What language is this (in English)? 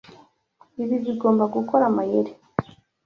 Kinyarwanda